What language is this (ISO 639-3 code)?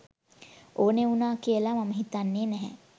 sin